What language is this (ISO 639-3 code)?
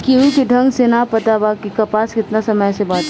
bho